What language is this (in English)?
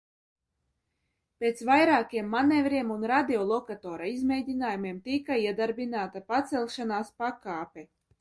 Latvian